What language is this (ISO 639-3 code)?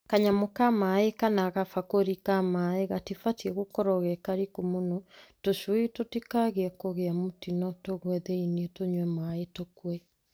kik